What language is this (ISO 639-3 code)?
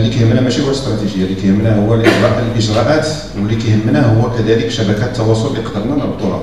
ara